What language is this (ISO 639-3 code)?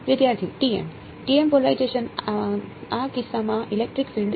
guj